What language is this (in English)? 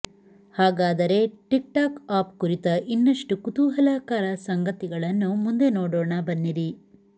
Kannada